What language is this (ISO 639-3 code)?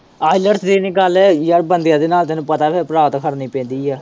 pan